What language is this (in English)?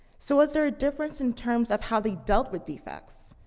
English